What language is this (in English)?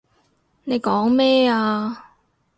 Cantonese